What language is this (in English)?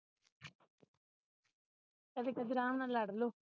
Punjabi